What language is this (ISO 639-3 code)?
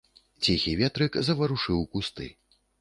bel